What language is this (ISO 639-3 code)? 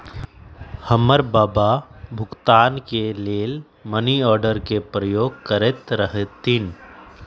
mag